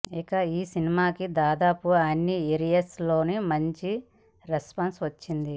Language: Telugu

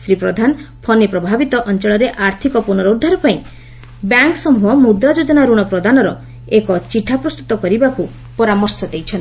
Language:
Odia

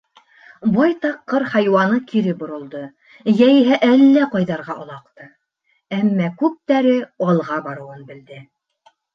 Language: Bashkir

